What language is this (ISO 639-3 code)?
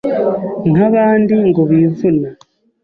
kin